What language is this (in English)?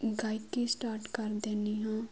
Punjabi